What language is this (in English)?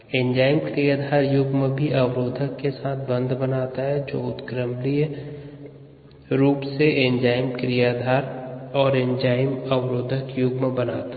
Hindi